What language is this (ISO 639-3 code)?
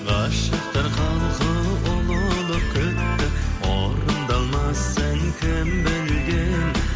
kaz